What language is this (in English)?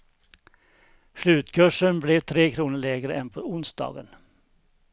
Swedish